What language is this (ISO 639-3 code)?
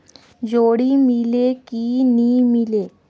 hne